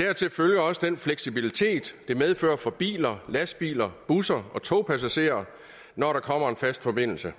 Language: Danish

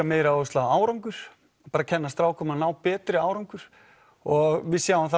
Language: Icelandic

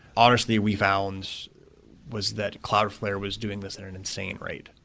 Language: English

